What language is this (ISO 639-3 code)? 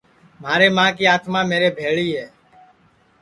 ssi